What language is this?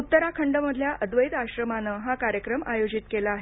Marathi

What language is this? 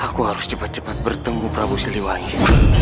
Indonesian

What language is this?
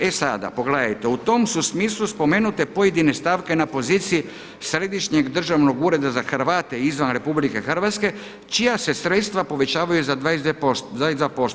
Croatian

